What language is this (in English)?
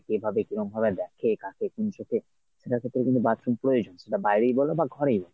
Bangla